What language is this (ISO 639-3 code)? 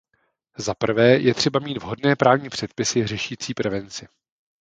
ces